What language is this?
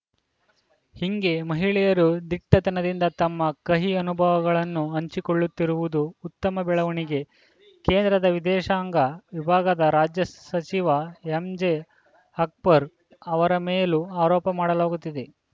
Kannada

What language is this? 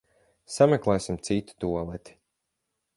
Latvian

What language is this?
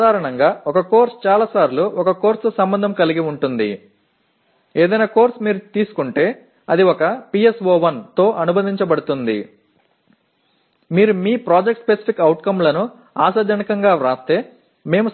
Tamil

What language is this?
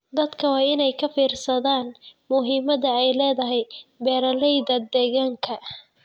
Somali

